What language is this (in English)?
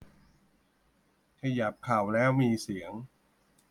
Thai